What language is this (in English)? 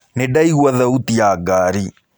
Kikuyu